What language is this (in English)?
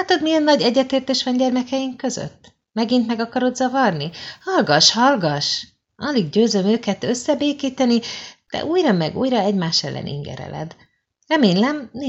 Hungarian